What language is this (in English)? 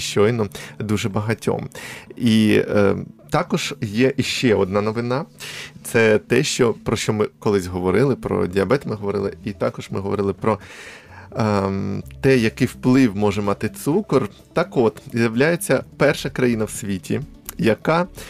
Ukrainian